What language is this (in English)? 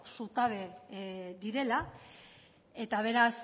Basque